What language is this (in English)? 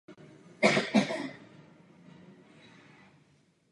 Czech